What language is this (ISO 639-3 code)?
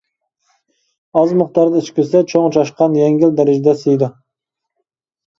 uig